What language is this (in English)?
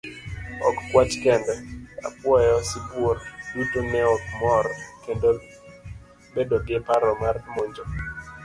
Luo (Kenya and Tanzania)